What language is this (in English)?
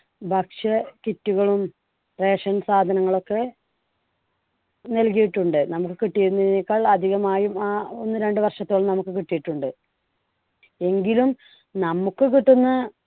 Malayalam